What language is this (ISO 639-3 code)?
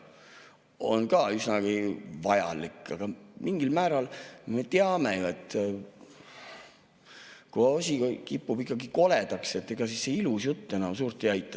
est